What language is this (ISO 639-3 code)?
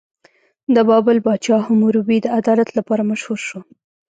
pus